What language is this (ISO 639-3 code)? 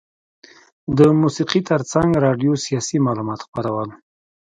pus